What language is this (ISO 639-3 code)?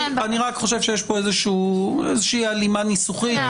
heb